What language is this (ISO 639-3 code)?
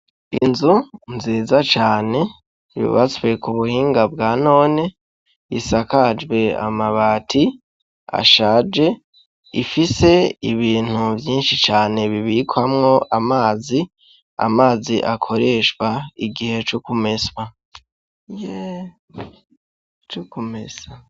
run